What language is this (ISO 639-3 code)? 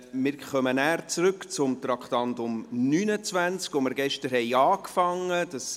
gsw